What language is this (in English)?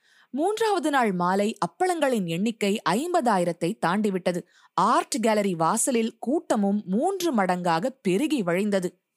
Tamil